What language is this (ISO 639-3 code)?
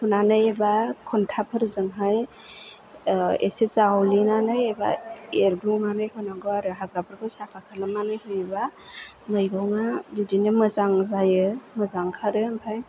brx